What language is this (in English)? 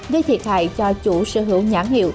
Vietnamese